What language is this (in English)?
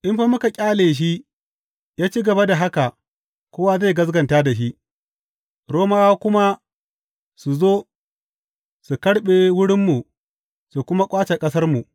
Hausa